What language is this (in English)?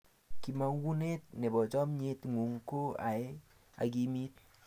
Kalenjin